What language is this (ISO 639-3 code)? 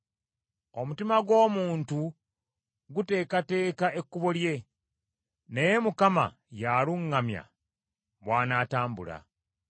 lug